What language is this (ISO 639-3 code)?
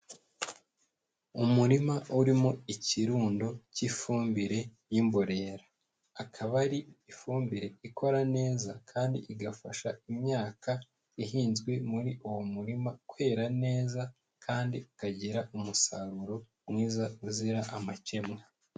kin